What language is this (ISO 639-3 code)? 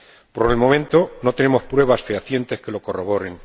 spa